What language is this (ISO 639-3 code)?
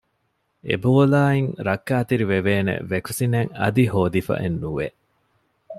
div